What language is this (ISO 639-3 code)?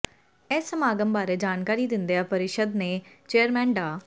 pan